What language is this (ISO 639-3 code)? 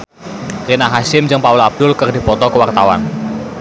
sun